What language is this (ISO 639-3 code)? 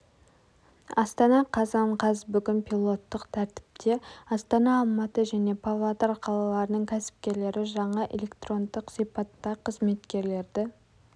kaz